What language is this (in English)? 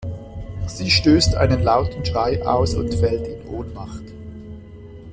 German